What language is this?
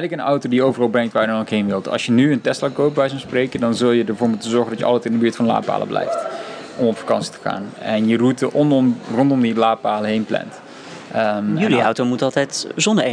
Dutch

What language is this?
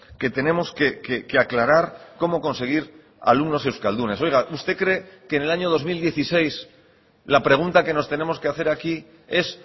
Spanish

